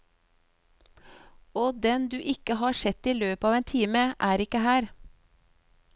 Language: Norwegian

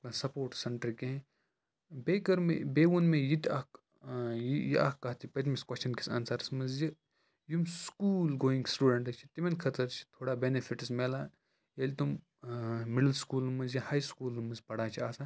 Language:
Kashmiri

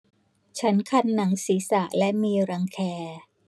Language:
Thai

